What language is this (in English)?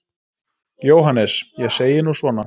Icelandic